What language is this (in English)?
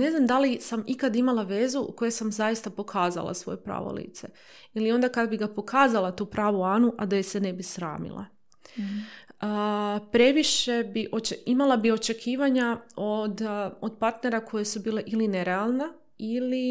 Croatian